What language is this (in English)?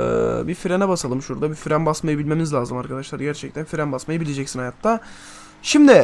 Turkish